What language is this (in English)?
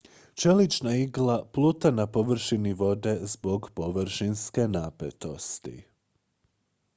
Croatian